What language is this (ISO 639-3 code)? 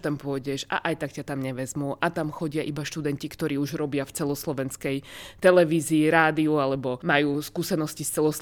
slk